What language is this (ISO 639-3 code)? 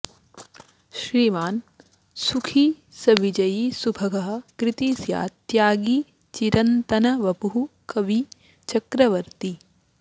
san